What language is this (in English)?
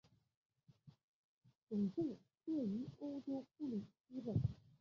Chinese